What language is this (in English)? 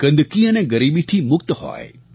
Gujarati